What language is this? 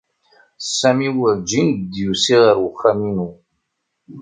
Kabyle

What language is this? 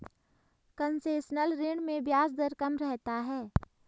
Hindi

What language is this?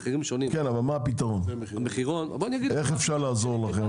Hebrew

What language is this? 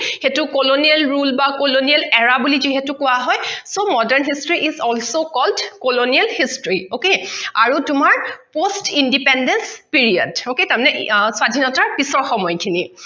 Assamese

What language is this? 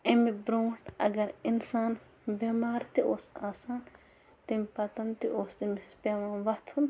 Kashmiri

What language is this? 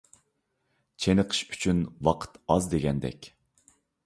Uyghur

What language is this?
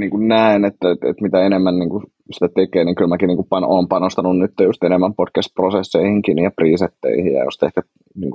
Finnish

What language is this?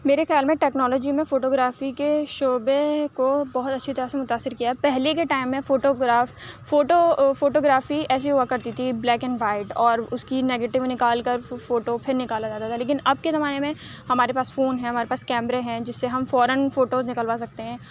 Urdu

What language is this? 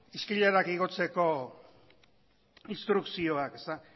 Basque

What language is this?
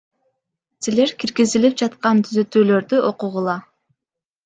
Kyrgyz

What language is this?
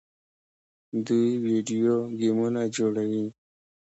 Pashto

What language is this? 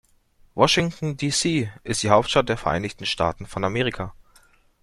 German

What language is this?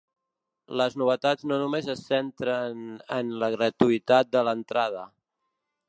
Catalan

